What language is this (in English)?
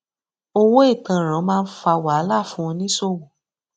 Yoruba